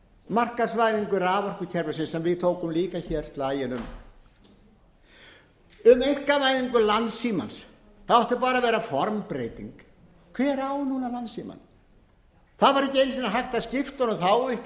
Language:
Icelandic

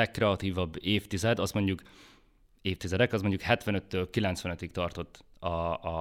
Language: Hungarian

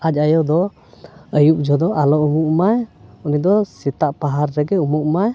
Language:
Santali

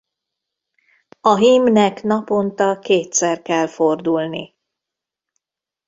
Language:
Hungarian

